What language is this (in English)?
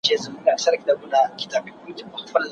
Pashto